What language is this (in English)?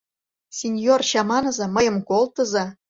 Mari